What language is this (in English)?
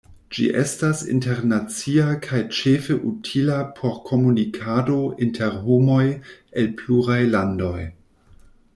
Esperanto